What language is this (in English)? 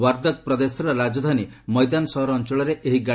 Odia